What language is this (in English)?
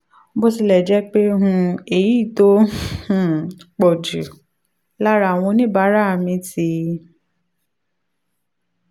Yoruba